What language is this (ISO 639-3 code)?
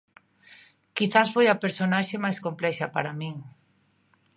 glg